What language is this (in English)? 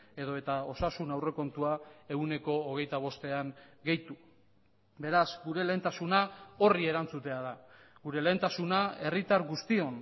Basque